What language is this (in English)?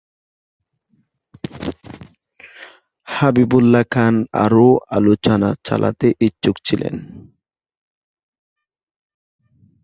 Bangla